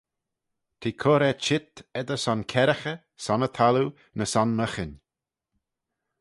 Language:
Manx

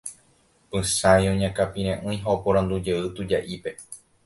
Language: Guarani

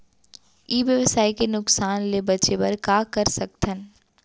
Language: Chhattisgarhi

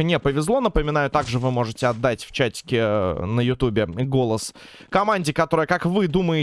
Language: Russian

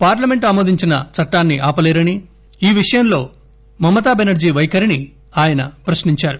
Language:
Telugu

